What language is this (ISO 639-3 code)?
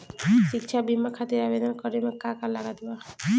bho